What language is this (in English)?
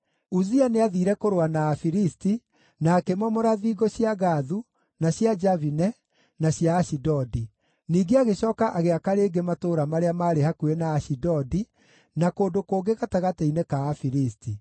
Kikuyu